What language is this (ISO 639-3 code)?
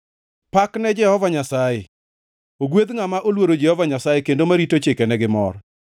luo